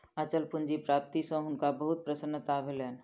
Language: Maithili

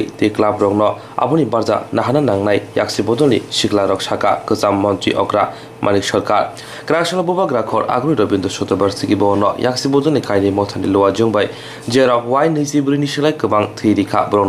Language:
Turkish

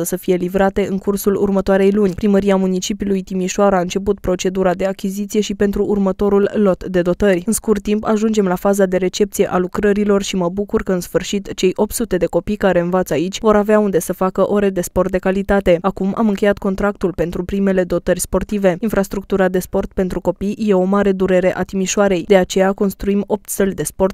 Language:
Romanian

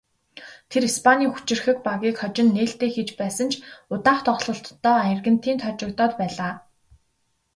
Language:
Mongolian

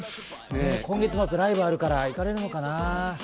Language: Japanese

